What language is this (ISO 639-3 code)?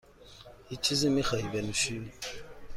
fas